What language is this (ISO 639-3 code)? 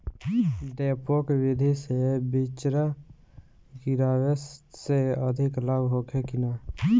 bho